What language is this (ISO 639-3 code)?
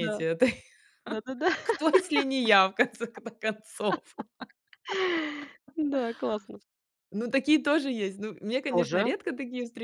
rus